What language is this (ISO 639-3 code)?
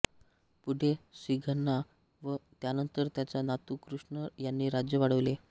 mar